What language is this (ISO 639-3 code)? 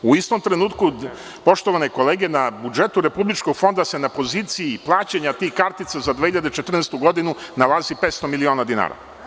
srp